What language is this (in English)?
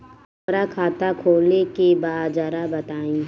Bhojpuri